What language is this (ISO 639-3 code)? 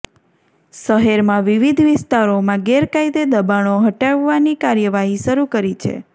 guj